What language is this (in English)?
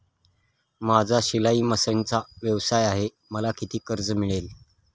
Marathi